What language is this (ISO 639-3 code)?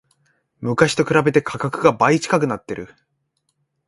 jpn